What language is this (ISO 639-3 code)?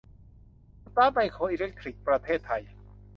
tha